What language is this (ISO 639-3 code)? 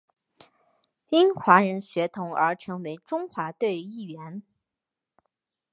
zho